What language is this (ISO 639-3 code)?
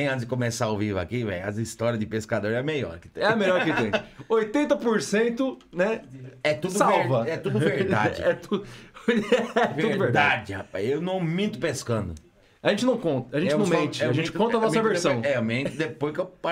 por